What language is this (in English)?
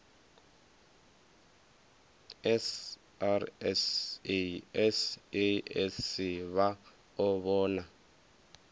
Venda